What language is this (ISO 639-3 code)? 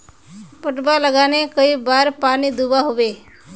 mag